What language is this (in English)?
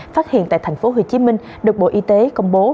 Vietnamese